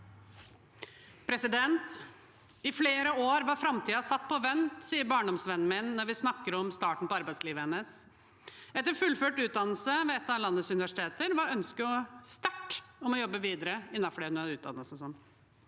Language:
Norwegian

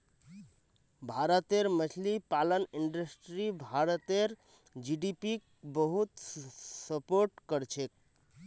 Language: Magahi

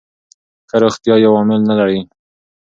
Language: Pashto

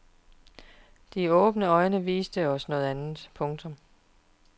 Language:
Danish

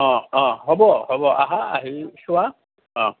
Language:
Assamese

